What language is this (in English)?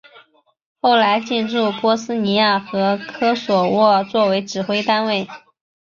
Chinese